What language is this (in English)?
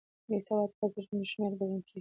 Pashto